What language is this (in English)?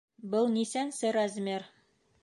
Bashkir